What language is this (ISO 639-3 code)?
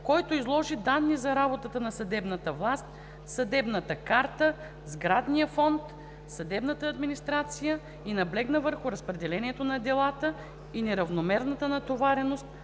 bul